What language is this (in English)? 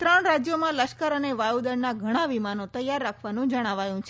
Gujarati